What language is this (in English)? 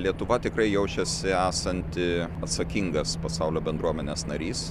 Lithuanian